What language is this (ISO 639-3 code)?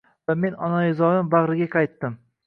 uzb